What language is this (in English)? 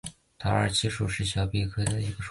Chinese